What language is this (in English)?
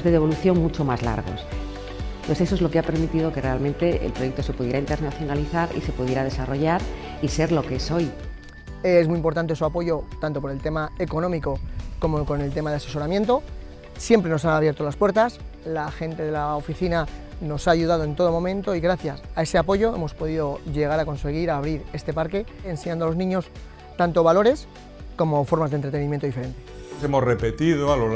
Spanish